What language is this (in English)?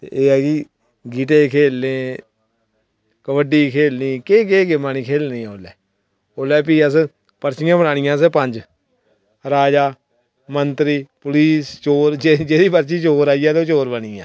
Dogri